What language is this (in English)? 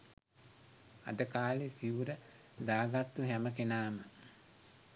Sinhala